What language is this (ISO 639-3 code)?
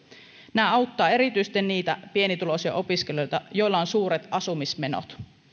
fin